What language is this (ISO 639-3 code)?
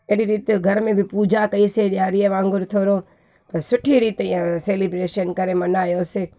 snd